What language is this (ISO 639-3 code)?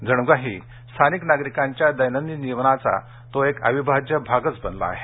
mar